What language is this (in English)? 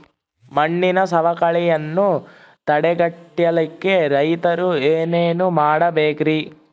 Kannada